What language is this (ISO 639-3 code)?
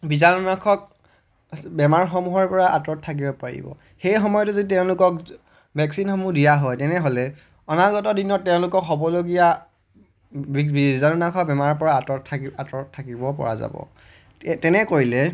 asm